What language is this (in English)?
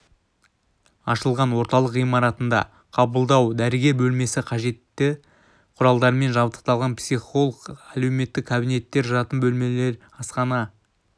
Kazakh